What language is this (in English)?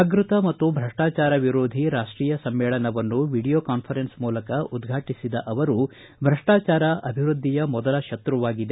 Kannada